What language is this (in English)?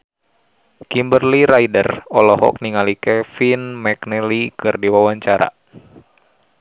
Sundanese